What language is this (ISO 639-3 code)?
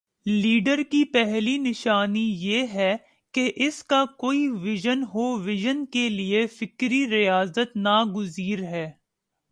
urd